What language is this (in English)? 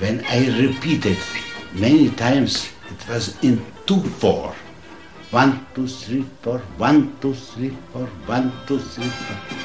Hebrew